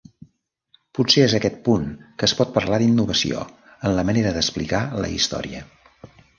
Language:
Catalan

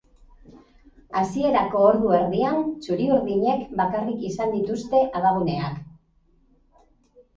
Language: Basque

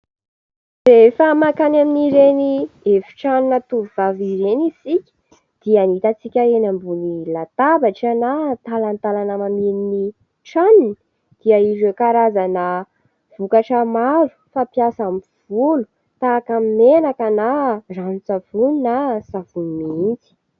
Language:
Malagasy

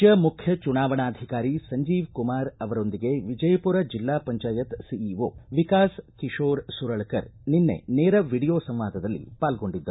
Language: Kannada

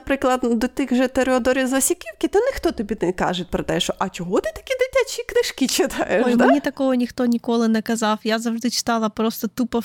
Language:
Ukrainian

